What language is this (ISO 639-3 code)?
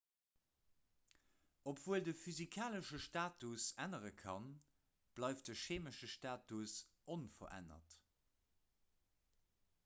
ltz